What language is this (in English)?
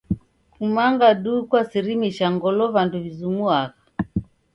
Taita